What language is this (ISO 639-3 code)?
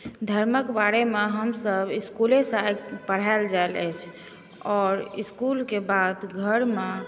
mai